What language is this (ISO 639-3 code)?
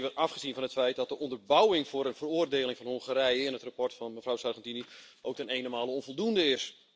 nld